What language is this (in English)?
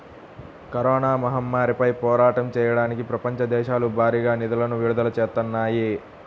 Telugu